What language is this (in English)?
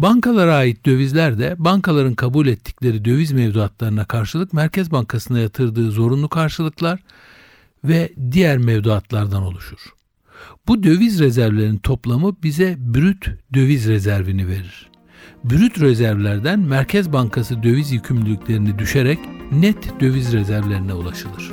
Turkish